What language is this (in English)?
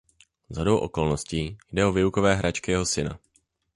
Czech